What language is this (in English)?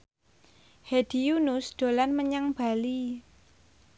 Javanese